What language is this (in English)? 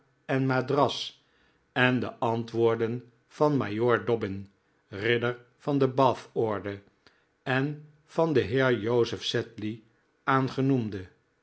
Dutch